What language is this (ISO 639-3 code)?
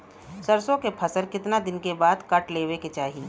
bho